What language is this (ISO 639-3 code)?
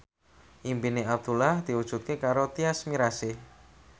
jav